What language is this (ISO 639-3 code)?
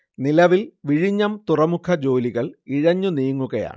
mal